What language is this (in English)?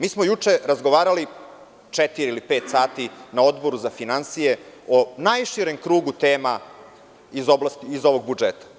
Serbian